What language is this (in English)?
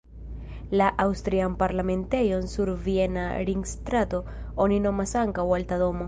Esperanto